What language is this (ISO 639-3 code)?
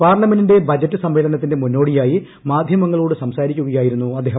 mal